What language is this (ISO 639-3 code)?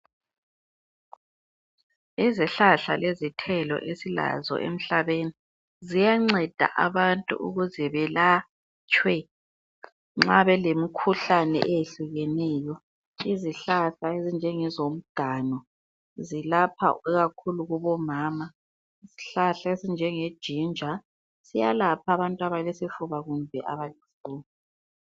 nde